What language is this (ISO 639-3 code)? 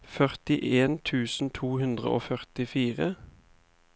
nor